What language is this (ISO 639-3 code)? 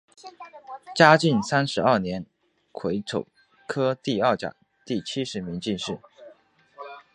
zho